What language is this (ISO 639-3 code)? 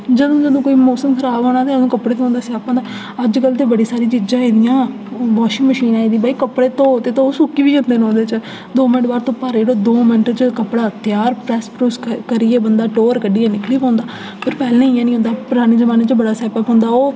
doi